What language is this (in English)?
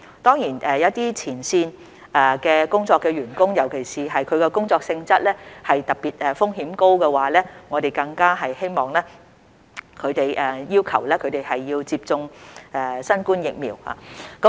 Cantonese